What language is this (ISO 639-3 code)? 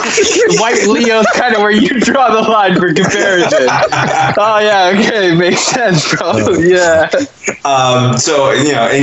eng